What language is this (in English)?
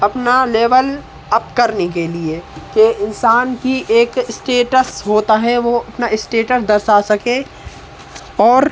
Hindi